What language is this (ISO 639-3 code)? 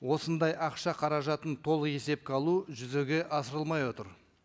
kaz